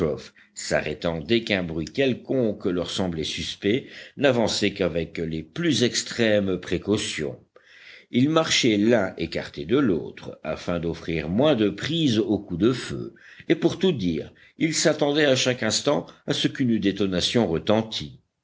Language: French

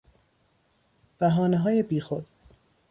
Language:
Persian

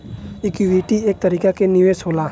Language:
Bhojpuri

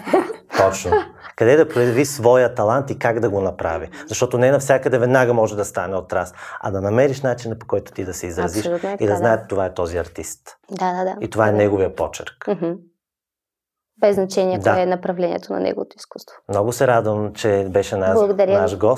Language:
Bulgarian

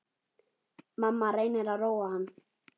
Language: Icelandic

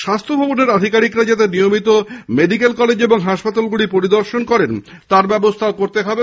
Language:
Bangla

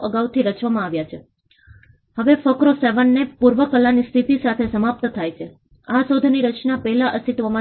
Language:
Gujarati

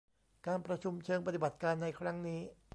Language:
Thai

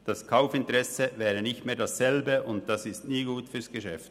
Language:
Swiss German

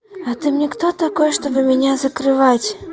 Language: Russian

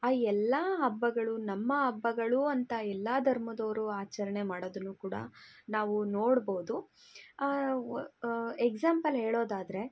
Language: Kannada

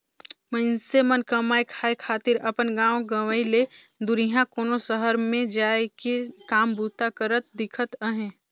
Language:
Chhattisgarhi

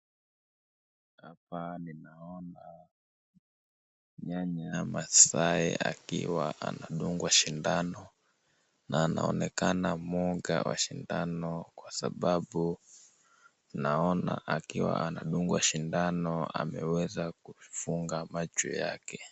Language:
Swahili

